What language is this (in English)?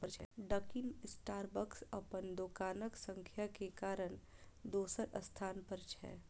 Maithili